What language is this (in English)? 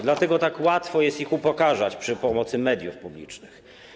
Polish